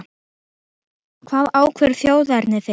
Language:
Icelandic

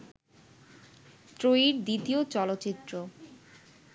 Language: Bangla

